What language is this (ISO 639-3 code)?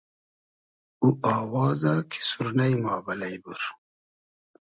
haz